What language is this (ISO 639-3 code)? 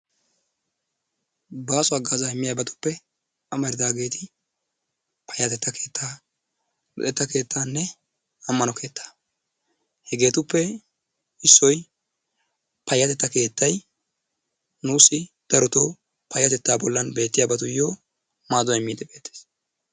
wal